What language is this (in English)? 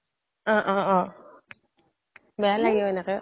Assamese